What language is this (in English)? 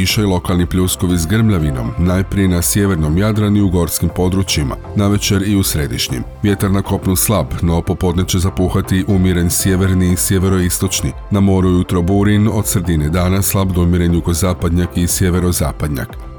Croatian